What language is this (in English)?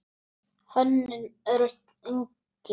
Icelandic